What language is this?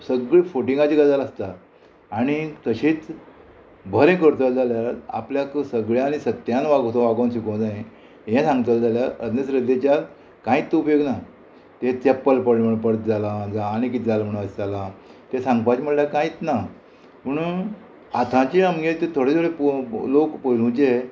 Konkani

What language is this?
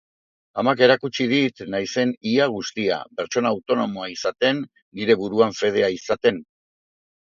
Basque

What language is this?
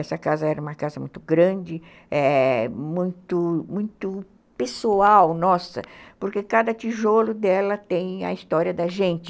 Portuguese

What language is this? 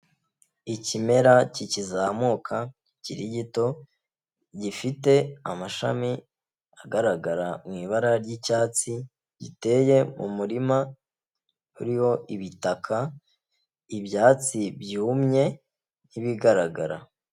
Kinyarwanda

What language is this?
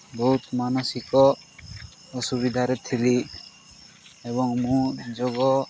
Odia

